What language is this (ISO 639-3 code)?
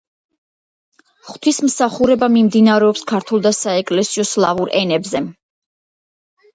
kat